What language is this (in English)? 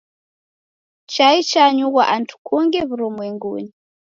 Taita